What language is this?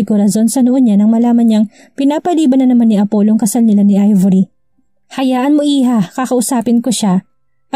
Filipino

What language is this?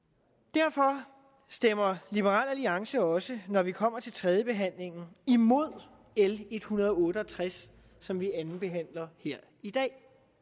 Danish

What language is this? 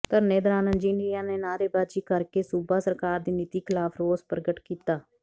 Punjabi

